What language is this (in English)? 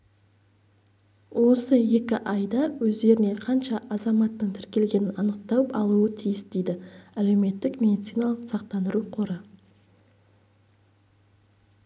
Kazakh